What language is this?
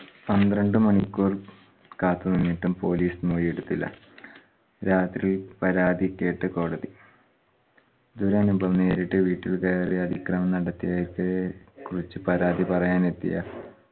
Malayalam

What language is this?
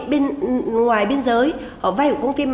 Vietnamese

